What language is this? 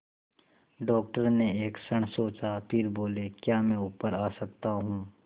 Hindi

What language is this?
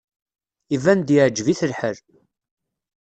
Kabyle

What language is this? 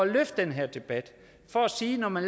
Danish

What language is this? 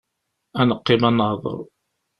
Kabyle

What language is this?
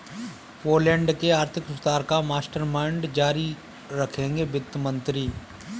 Hindi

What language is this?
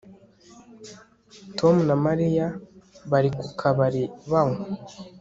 Kinyarwanda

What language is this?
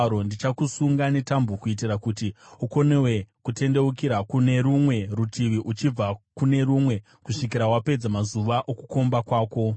Shona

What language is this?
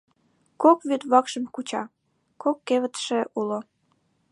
Mari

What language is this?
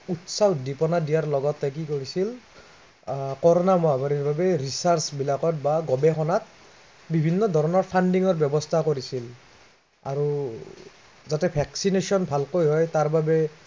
Assamese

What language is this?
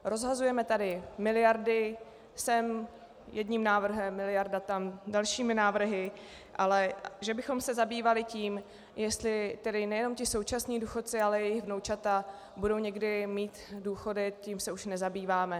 Czech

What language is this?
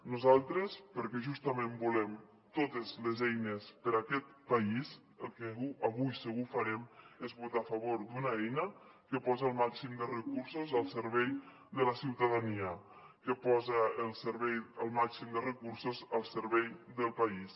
Catalan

